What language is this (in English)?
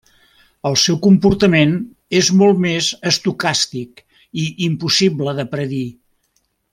Catalan